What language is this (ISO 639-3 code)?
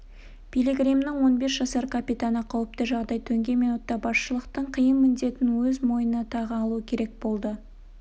kaz